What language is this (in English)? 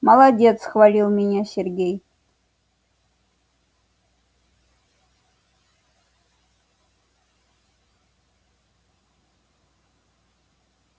Russian